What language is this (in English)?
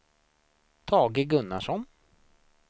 Swedish